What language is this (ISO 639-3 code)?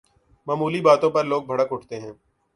urd